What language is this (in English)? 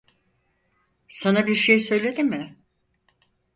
Turkish